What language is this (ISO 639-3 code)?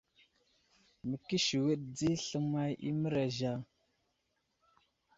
udl